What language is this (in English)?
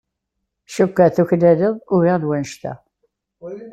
Kabyle